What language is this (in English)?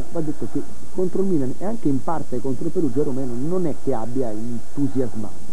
Italian